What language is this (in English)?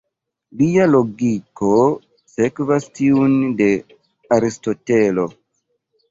Esperanto